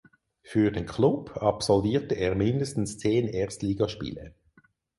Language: German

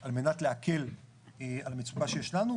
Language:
Hebrew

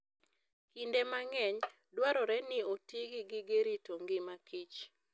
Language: Luo (Kenya and Tanzania)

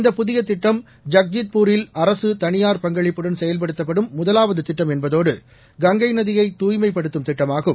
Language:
Tamil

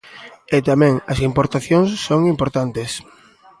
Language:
Galician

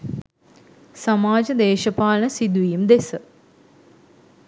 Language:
Sinhala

